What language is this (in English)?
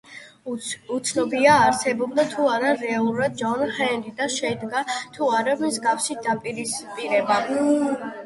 Georgian